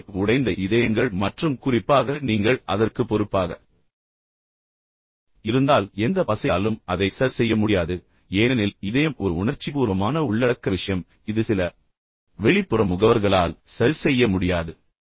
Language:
Tamil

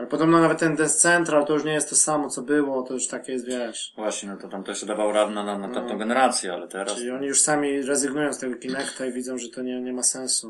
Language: Polish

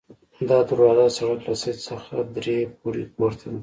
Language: Pashto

